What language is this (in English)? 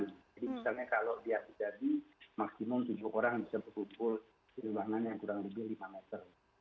Indonesian